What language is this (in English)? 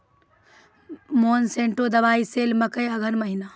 Maithili